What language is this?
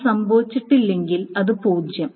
Malayalam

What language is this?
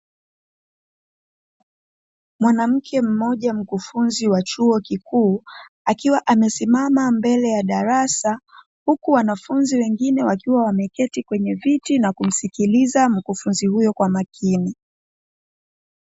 Swahili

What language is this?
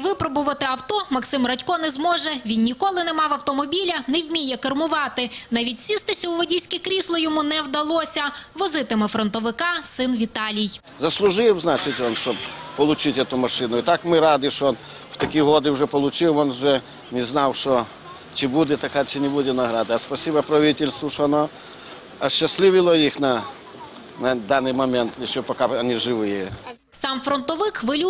Ukrainian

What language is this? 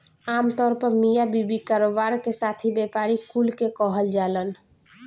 Bhojpuri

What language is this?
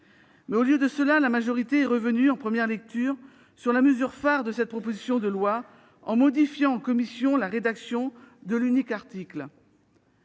French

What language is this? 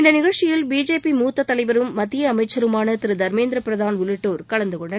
Tamil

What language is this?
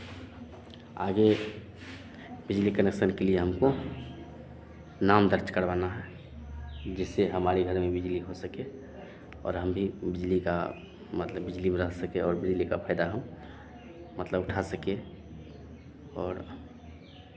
Hindi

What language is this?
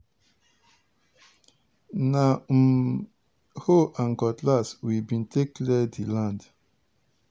Nigerian Pidgin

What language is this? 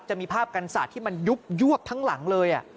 Thai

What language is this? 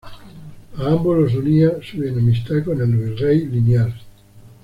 Spanish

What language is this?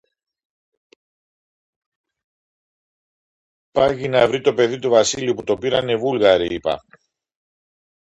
Greek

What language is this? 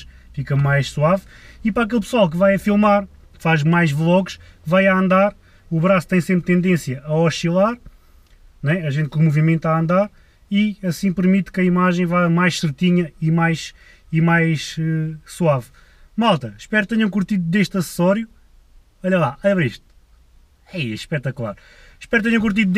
Portuguese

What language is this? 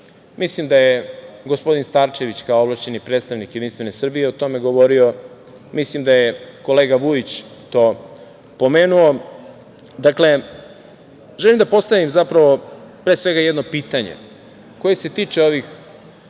Serbian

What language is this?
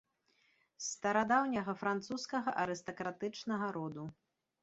Belarusian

